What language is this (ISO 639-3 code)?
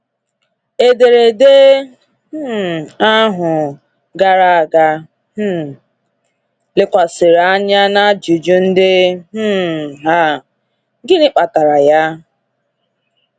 ibo